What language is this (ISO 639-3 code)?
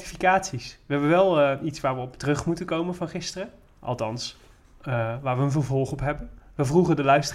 nld